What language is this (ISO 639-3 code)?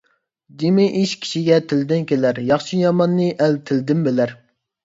uig